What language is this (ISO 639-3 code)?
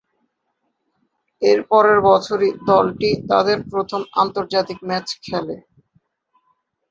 ben